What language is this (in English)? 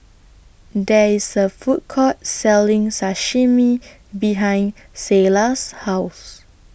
English